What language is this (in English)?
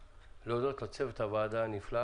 Hebrew